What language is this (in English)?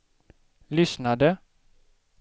Swedish